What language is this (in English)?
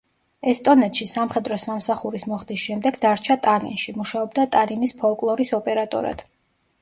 Georgian